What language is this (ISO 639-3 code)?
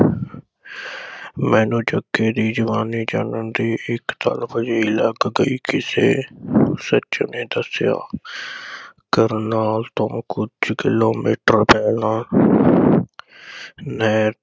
pan